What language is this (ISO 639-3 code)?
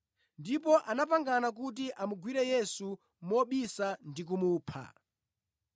nya